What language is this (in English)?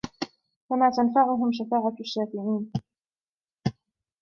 Arabic